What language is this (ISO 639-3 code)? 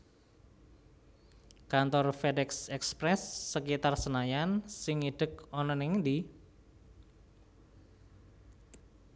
jav